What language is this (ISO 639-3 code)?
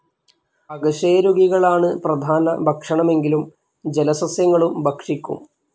mal